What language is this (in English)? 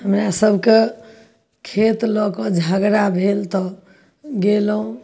Maithili